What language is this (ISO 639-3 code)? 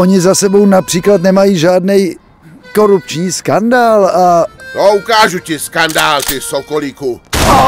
ces